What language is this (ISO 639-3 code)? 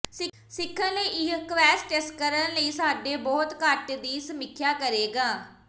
pan